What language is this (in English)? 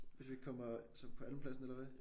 Danish